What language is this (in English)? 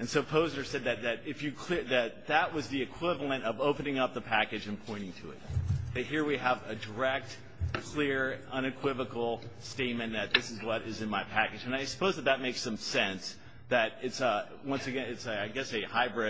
English